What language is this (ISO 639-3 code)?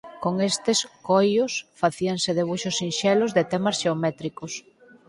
glg